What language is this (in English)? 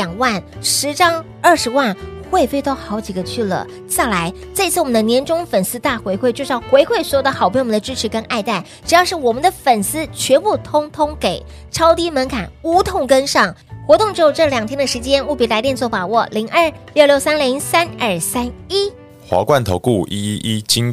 Chinese